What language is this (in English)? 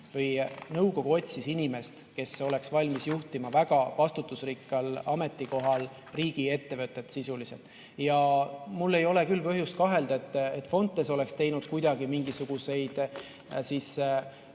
Estonian